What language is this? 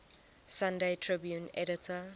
English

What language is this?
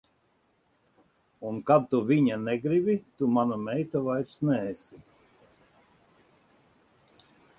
Latvian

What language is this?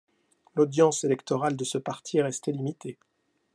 French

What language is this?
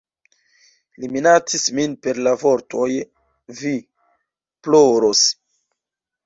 Esperanto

